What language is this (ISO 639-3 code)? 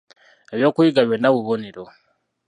lug